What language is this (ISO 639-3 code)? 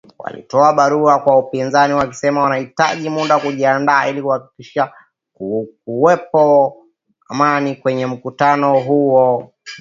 swa